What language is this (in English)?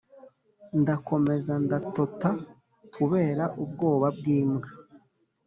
Kinyarwanda